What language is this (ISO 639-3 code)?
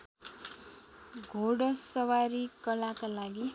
nep